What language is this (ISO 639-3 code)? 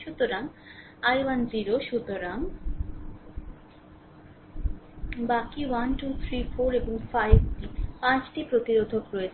ben